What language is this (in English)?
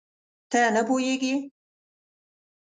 Pashto